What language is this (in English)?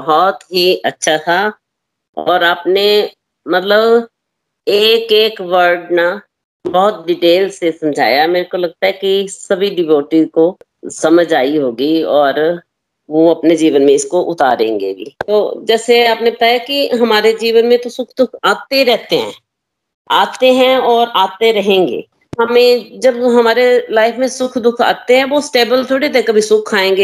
Hindi